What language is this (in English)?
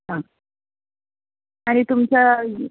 Konkani